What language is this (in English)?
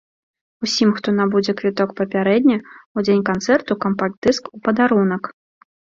Belarusian